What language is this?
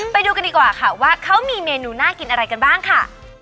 Thai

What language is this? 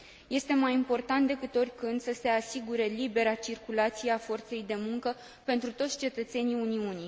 Romanian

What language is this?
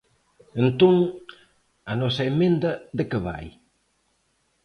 Galician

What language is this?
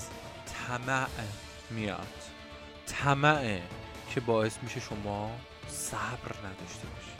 Persian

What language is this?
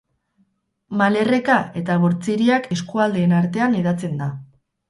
Basque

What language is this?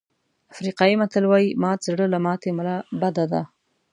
Pashto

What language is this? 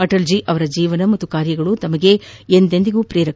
Kannada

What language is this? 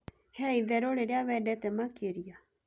Kikuyu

